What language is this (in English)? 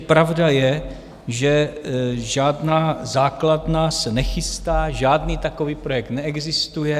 Czech